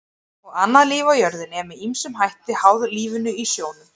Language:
Icelandic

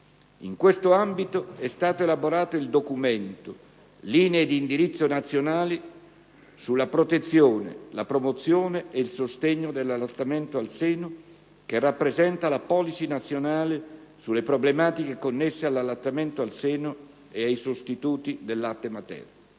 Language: Italian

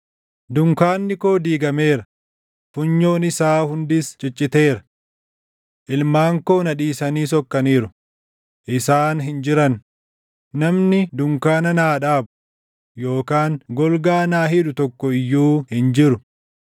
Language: Oromo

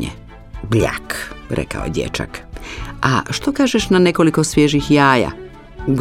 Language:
Croatian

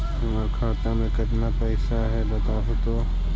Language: Magahi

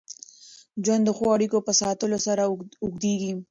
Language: Pashto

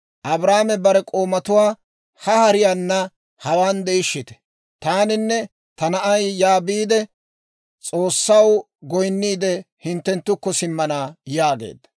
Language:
Dawro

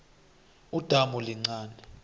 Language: South Ndebele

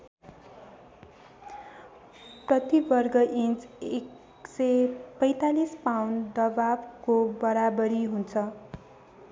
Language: Nepali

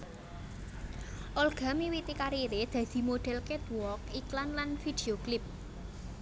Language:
Javanese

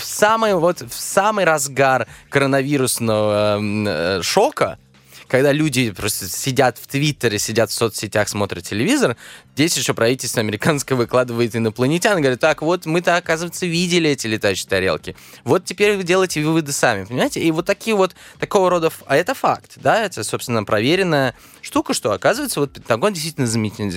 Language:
Russian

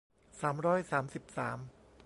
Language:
Thai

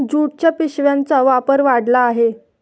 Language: Marathi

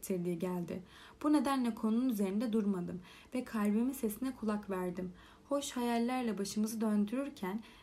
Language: Turkish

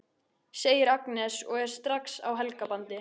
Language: Icelandic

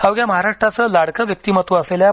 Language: Marathi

